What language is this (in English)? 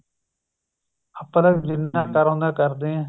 Punjabi